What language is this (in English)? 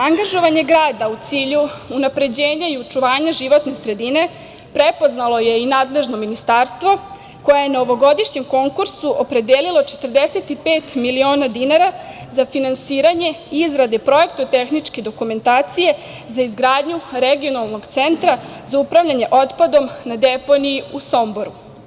Serbian